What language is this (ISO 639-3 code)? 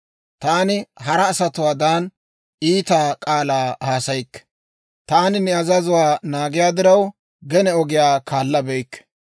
dwr